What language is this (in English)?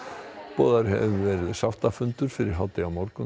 Icelandic